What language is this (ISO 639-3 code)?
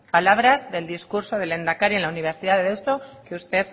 spa